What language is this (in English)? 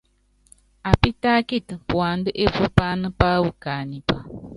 Yangben